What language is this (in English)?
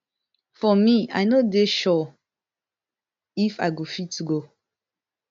Nigerian Pidgin